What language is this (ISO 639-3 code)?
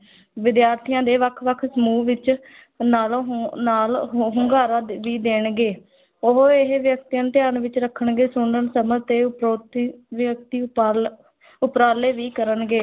pan